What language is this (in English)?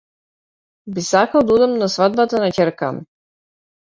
Macedonian